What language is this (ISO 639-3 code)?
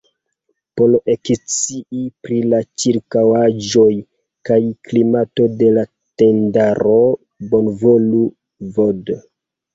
epo